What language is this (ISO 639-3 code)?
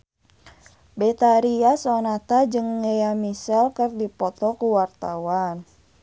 sun